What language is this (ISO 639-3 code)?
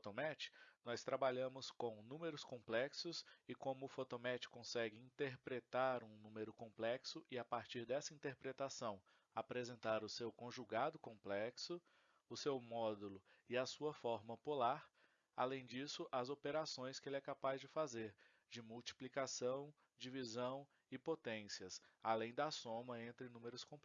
por